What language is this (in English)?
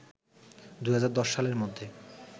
Bangla